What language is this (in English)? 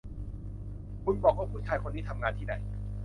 Thai